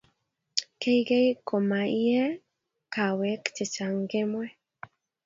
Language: Kalenjin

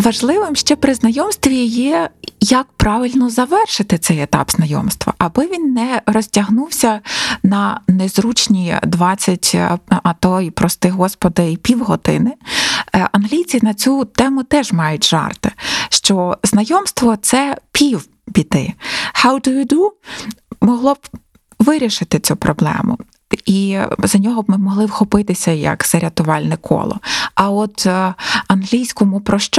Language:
Ukrainian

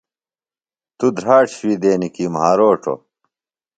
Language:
Phalura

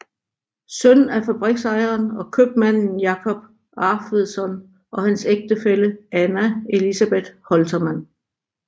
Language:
Danish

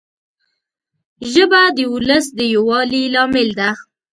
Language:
Pashto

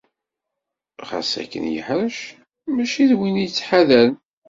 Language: Kabyle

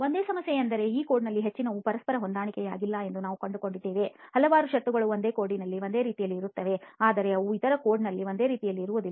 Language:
Kannada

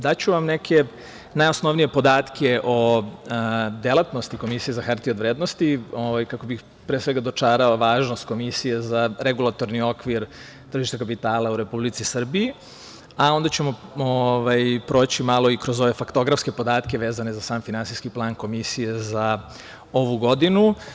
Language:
Serbian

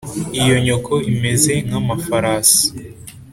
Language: Kinyarwanda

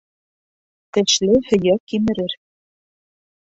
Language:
Bashkir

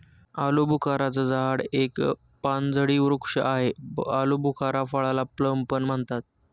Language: Marathi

